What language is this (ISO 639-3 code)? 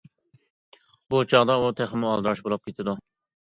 uig